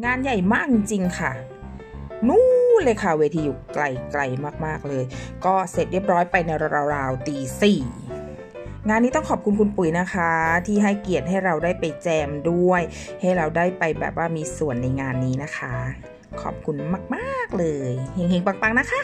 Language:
Thai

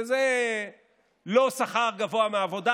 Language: Hebrew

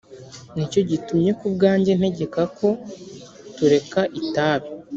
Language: Kinyarwanda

